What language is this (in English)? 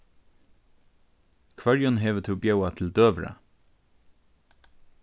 Faroese